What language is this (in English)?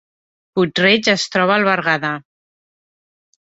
Catalan